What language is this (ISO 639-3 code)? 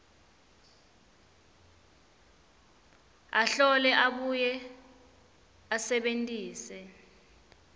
ssw